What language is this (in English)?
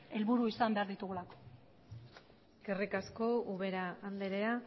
Basque